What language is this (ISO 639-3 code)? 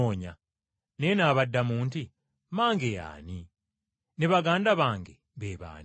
lug